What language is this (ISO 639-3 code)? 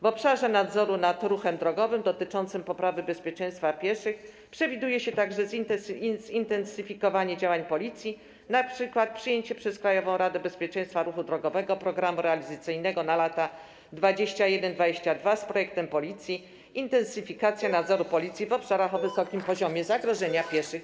pol